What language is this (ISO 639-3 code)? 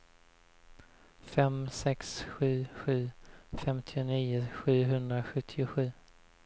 swe